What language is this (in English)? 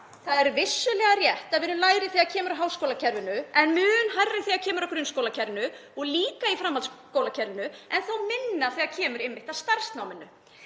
Icelandic